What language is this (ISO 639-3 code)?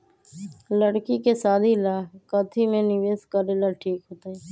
mag